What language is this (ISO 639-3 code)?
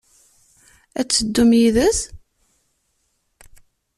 kab